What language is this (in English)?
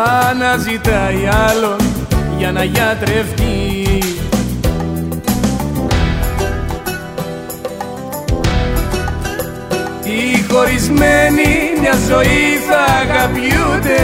Greek